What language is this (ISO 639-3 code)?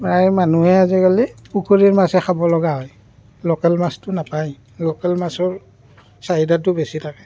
asm